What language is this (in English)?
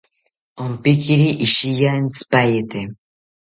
South Ucayali Ashéninka